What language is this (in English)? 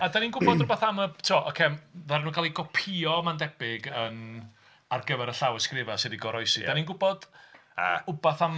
Welsh